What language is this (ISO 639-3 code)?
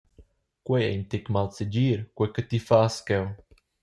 roh